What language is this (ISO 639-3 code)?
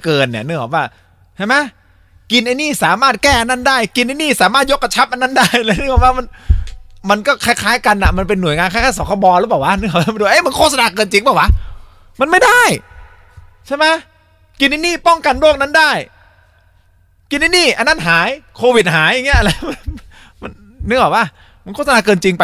tha